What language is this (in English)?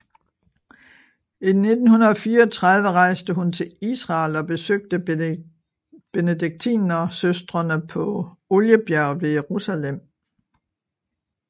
Danish